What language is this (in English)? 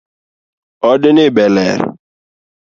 Luo (Kenya and Tanzania)